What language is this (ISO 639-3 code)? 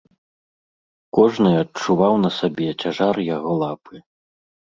bel